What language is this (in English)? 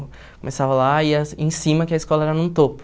Portuguese